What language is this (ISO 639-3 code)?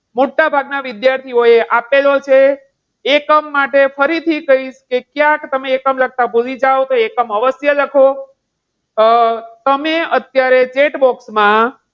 guj